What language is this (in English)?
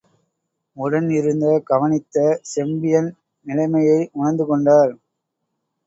Tamil